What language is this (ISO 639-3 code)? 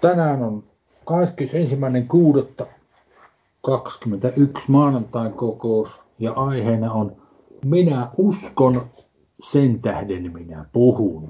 fin